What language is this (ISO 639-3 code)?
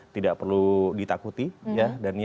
ind